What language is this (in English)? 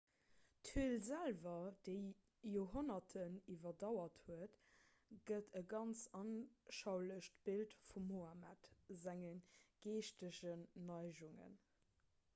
Luxembourgish